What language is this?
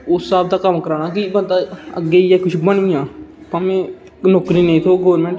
Dogri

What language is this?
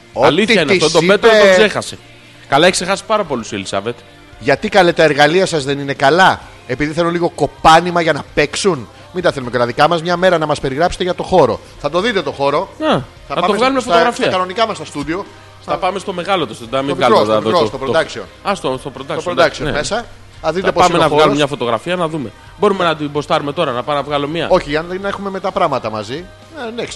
Greek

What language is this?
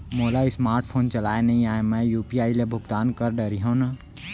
Chhattisgarhi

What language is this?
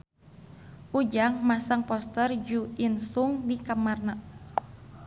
Sundanese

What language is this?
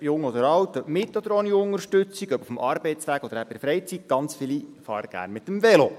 Swiss German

